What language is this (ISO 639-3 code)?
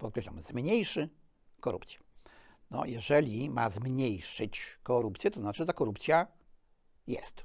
pol